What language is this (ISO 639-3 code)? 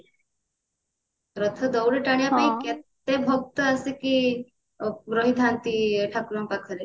ori